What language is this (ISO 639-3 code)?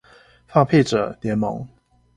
zho